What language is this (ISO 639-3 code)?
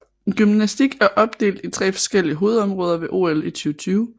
dan